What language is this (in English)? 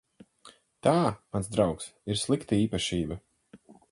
Latvian